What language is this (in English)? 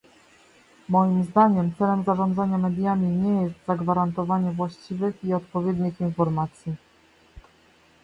Polish